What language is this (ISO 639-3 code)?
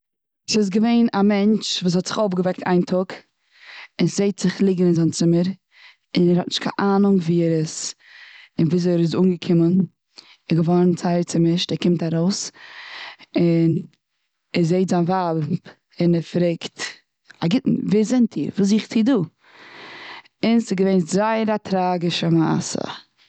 yid